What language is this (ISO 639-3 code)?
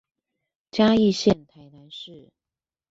zho